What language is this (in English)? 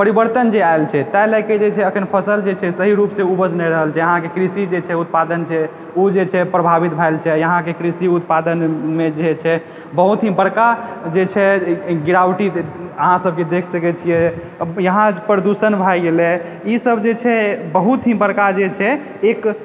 Maithili